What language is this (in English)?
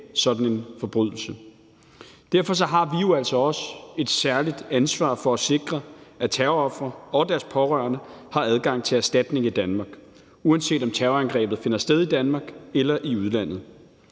Danish